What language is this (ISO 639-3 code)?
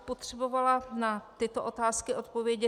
ces